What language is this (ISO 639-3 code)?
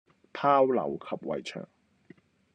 yue